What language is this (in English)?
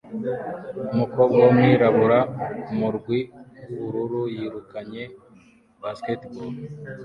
Kinyarwanda